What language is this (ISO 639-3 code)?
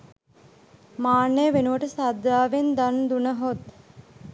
sin